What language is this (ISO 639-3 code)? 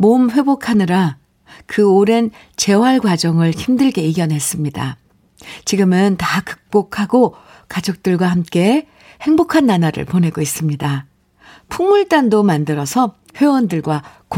kor